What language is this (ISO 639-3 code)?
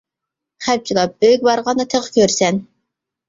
uig